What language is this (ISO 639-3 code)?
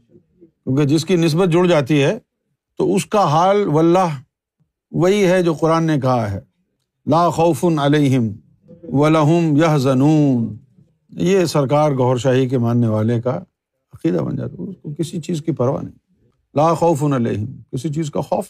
urd